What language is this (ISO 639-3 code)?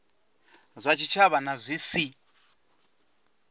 ven